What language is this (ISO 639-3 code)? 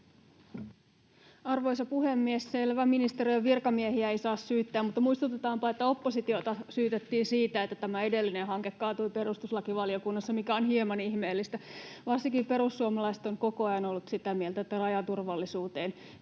fin